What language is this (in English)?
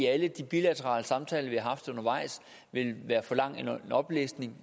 Danish